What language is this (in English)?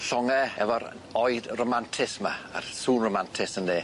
Welsh